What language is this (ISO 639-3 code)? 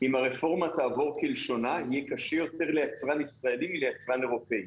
heb